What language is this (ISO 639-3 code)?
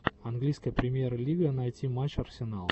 rus